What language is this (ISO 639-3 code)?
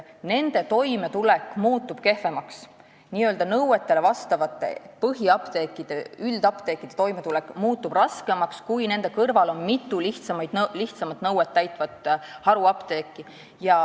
est